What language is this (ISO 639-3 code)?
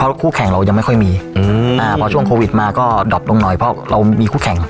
tha